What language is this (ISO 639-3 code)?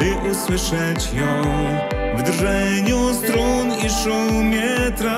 pol